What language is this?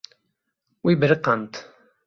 Kurdish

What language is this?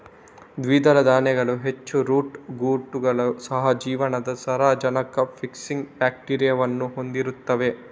Kannada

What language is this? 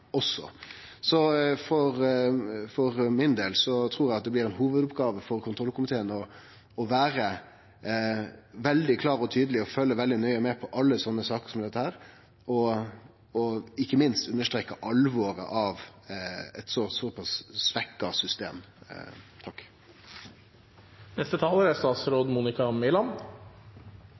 Norwegian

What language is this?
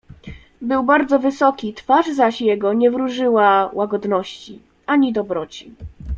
Polish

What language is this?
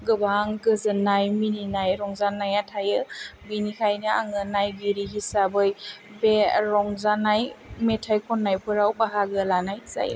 Bodo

